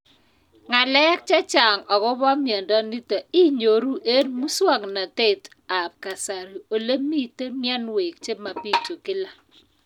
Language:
Kalenjin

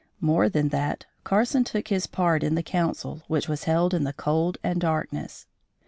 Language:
English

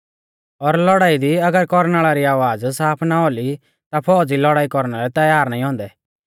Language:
Mahasu Pahari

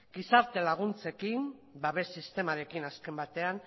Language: Basque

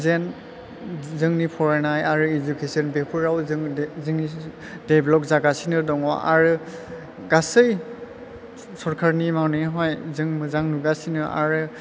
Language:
Bodo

